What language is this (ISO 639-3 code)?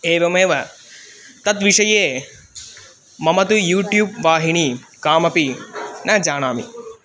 san